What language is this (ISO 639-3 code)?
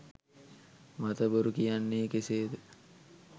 sin